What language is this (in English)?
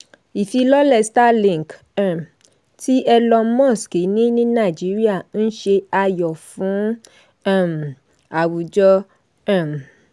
Yoruba